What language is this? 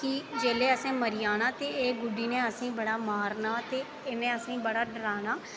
Dogri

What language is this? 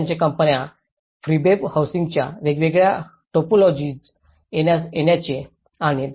Marathi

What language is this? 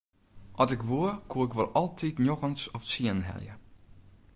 Western Frisian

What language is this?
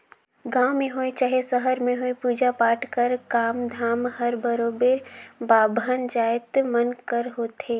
Chhattisgarhi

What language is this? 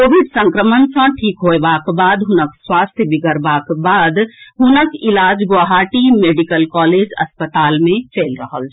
Maithili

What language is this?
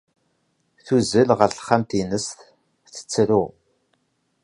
Kabyle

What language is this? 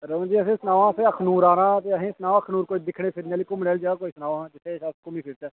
Dogri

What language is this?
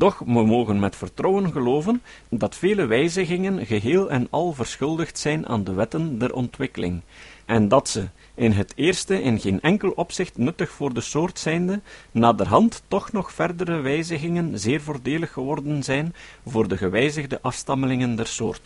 Dutch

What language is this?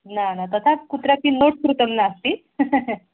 Sanskrit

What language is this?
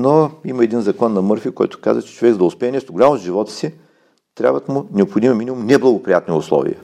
Bulgarian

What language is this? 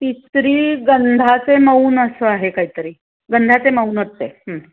Marathi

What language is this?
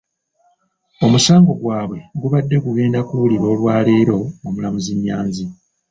Ganda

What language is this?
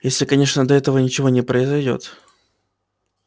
Russian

